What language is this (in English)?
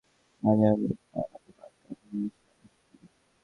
Bangla